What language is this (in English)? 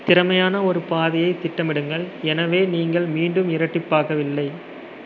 Tamil